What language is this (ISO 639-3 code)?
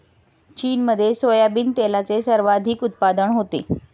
mar